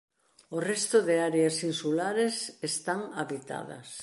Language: Galician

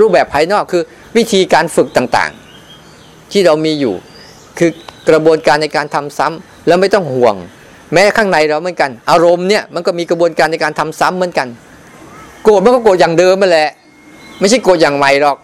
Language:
Thai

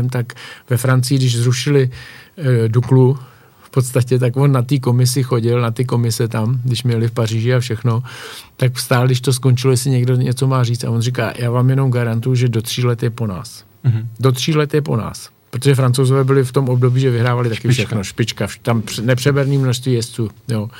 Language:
Czech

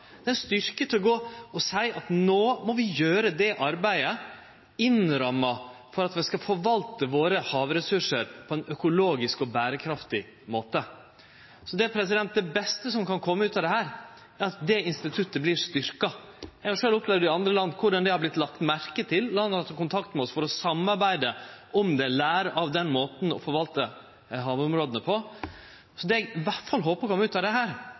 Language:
Norwegian Nynorsk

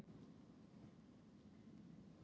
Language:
Icelandic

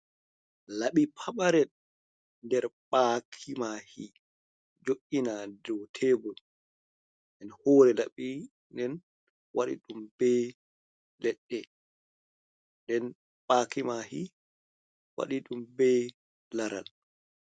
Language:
Fula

